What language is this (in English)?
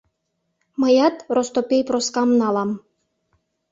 Mari